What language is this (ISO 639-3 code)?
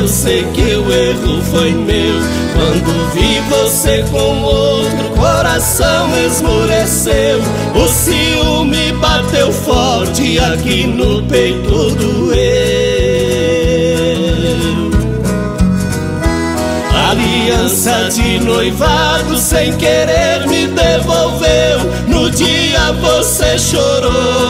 por